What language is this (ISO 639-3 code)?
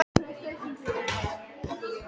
isl